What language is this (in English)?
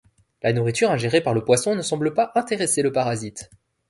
French